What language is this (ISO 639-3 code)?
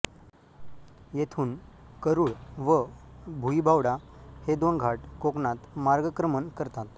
mar